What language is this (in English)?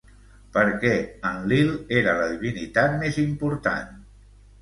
Catalan